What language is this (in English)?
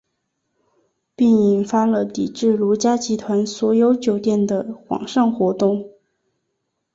Chinese